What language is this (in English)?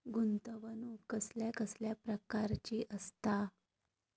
Marathi